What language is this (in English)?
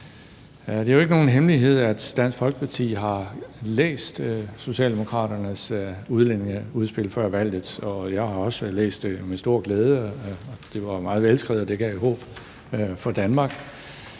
Danish